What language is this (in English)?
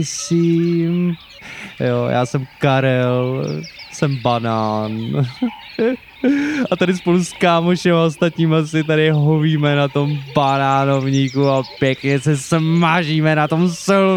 Czech